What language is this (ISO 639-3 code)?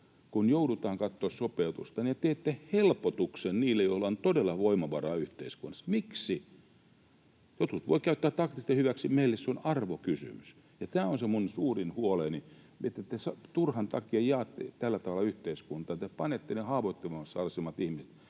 fin